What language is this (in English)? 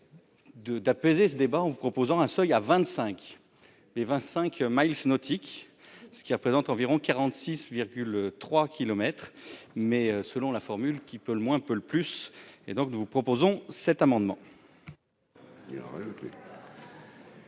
French